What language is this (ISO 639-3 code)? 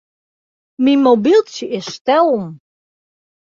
fry